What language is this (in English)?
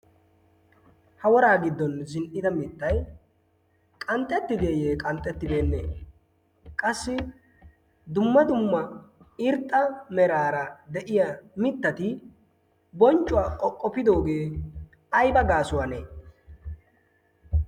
Wolaytta